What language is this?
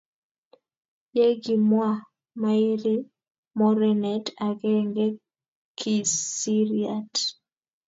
Kalenjin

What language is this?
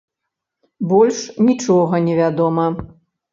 Belarusian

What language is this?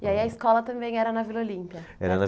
Portuguese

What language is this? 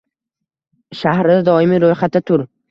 Uzbek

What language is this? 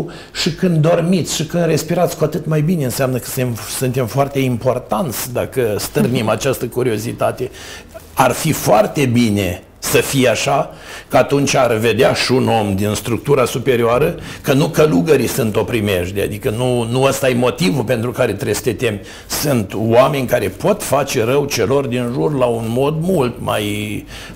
Romanian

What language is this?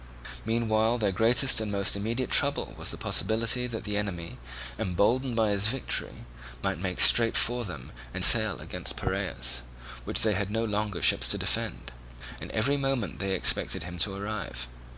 English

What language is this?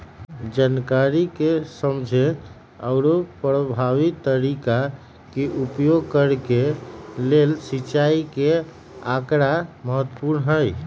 Magahi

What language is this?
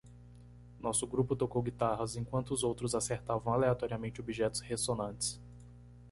Portuguese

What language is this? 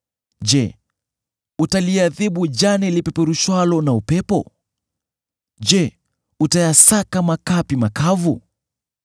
Swahili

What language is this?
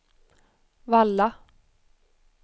Swedish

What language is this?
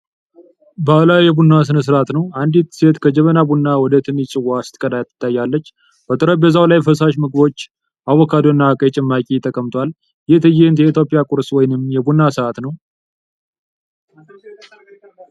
Amharic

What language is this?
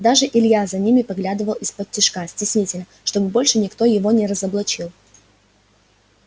Russian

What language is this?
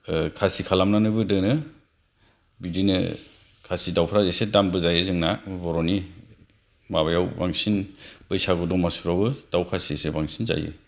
Bodo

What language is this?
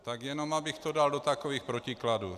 Czech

